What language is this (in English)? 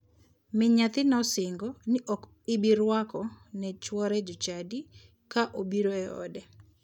Luo (Kenya and Tanzania)